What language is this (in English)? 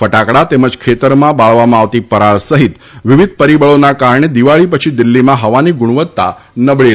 Gujarati